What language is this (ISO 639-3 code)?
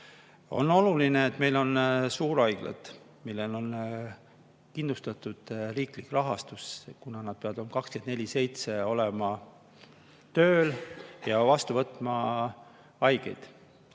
est